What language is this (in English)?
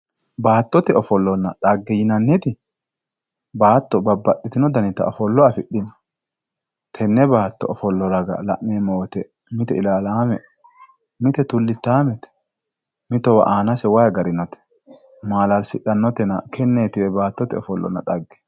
Sidamo